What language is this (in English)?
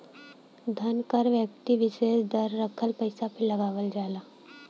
Bhojpuri